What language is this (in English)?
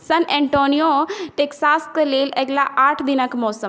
Maithili